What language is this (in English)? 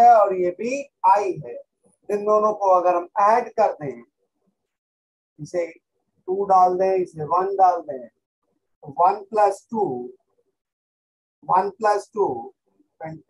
Hindi